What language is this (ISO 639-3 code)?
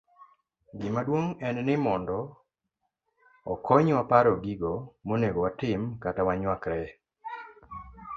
luo